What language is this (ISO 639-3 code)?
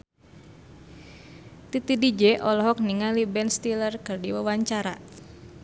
sun